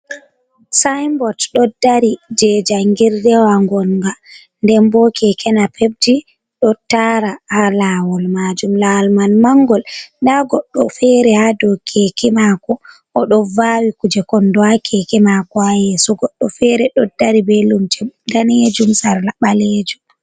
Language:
Fula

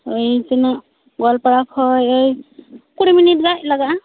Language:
Santali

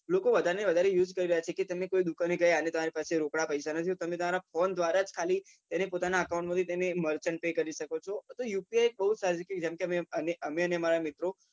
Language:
Gujarati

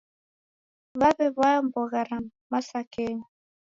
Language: Taita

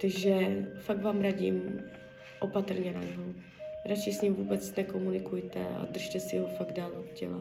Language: Czech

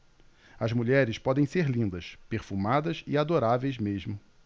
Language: Portuguese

